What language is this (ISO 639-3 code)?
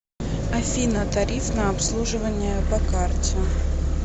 rus